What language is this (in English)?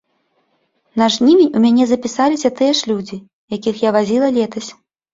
Belarusian